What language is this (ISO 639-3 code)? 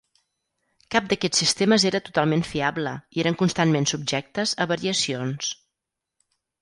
cat